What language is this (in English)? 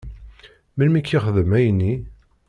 Kabyle